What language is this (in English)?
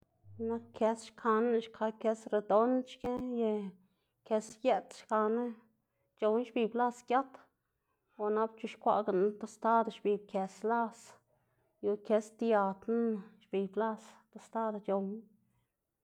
Xanaguía Zapotec